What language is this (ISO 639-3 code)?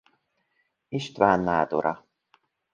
hun